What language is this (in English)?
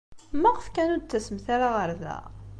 Kabyle